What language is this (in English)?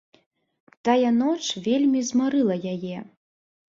Belarusian